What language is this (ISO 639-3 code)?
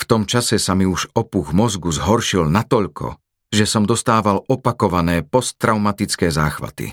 slk